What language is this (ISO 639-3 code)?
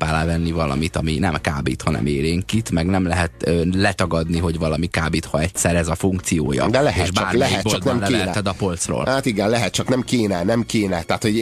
hun